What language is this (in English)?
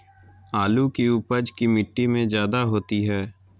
Magahi